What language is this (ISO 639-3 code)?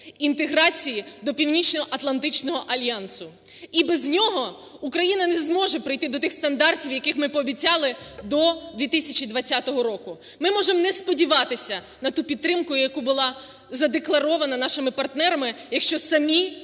ukr